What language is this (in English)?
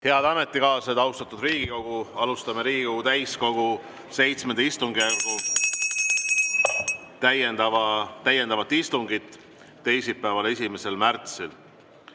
Estonian